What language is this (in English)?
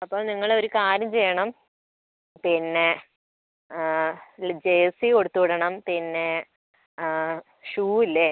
Malayalam